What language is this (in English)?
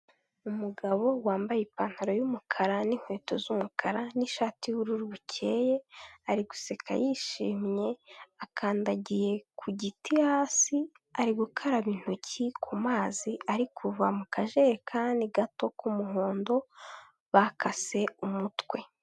Kinyarwanda